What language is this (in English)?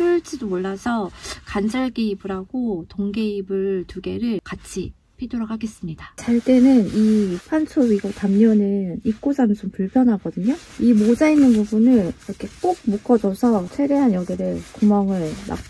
Korean